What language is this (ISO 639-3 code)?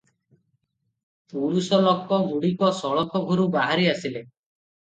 ori